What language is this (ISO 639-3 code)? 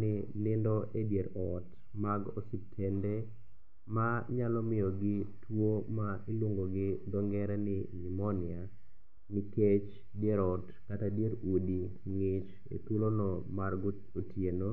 luo